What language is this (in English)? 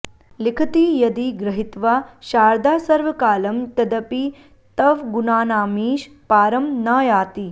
Sanskrit